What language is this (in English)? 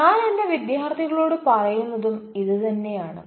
Malayalam